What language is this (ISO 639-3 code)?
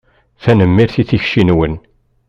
kab